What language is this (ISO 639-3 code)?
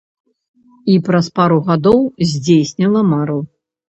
bel